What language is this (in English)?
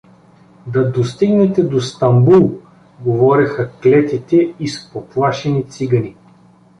Bulgarian